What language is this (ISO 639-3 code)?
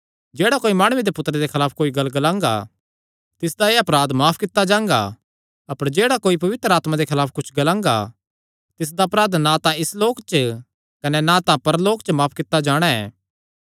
xnr